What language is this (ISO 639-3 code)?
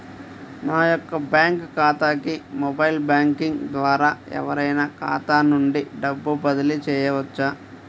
tel